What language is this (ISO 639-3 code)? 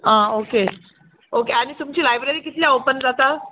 kok